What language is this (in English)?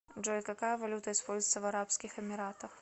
Russian